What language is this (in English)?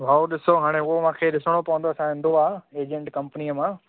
Sindhi